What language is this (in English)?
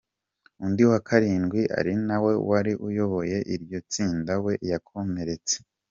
Kinyarwanda